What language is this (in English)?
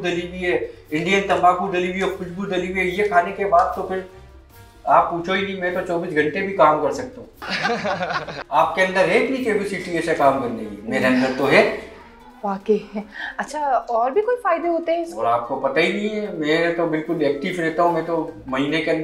Hindi